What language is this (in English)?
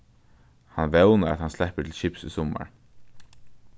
Faroese